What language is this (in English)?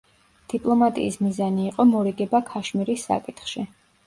Georgian